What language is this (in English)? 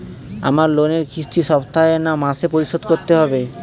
Bangla